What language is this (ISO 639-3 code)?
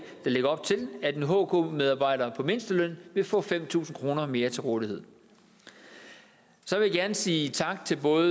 dan